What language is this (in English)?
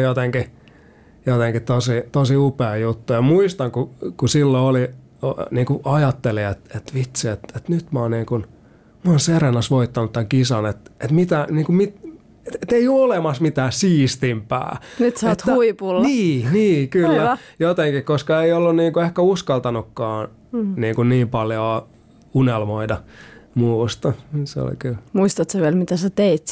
Finnish